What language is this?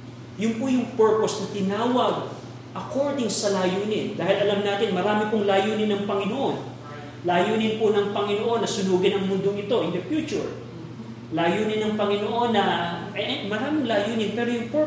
Filipino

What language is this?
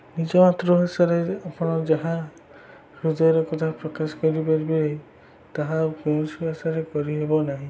Odia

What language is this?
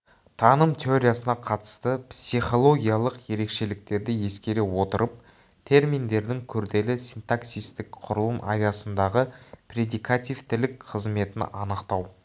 Kazakh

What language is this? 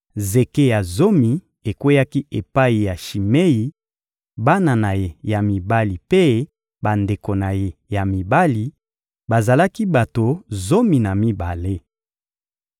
Lingala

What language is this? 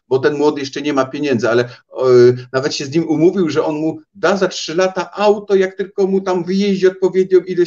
Polish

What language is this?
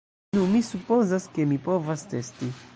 Esperanto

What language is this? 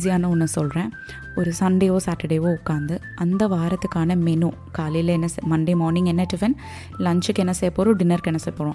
Tamil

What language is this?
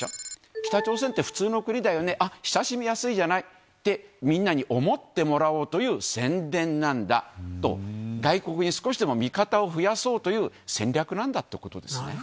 Japanese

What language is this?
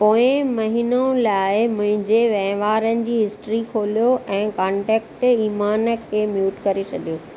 Sindhi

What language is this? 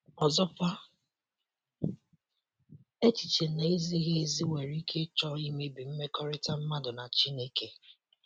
Igbo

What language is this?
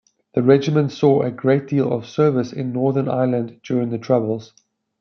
English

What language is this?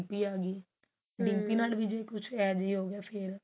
Punjabi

